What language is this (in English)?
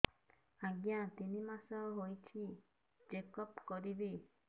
Odia